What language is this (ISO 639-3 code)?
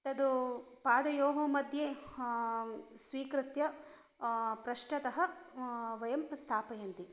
san